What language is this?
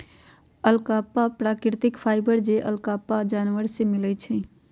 Magahi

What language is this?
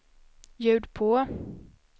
Swedish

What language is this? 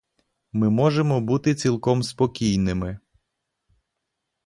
Ukrainian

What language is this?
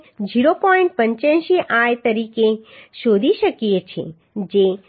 Gujarati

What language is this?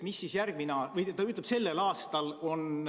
Estonian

